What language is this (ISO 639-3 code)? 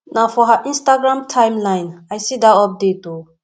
pcm